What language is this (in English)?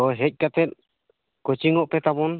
Santali